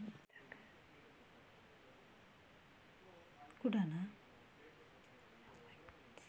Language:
Kannada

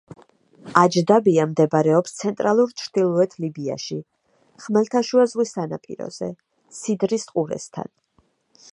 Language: Georgian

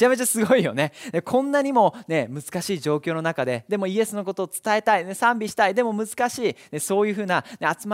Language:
Japanese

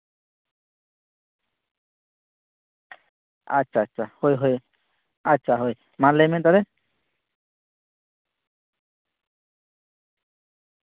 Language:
Santali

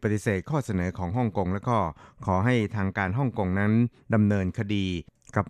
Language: Thai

